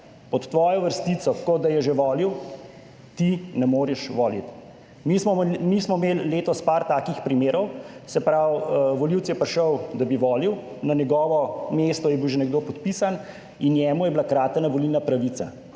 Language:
Slovenian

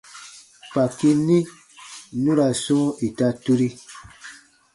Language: Baatonum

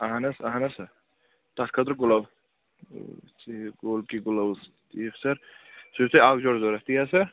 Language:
Kashmiri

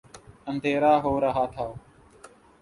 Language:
Urdu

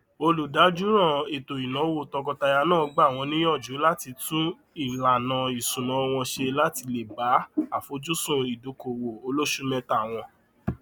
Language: Yoruba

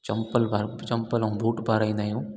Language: Sindhi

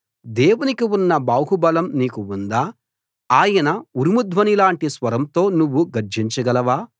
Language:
Telugu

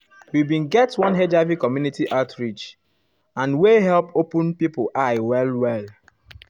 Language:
Nigerian Pidgin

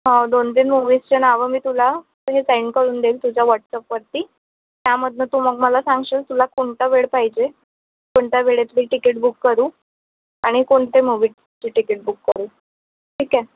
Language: Marathi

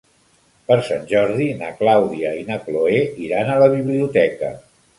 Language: Catalan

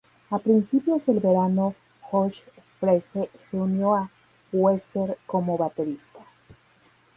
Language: Spanish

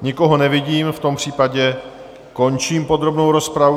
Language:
Czech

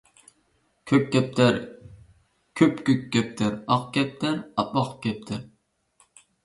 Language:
Uyghur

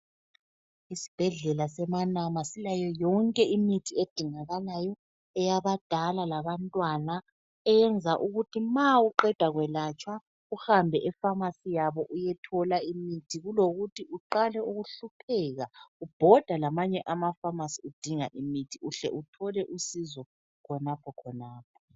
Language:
North Ndebele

